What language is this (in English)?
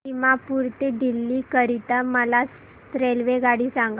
Marathi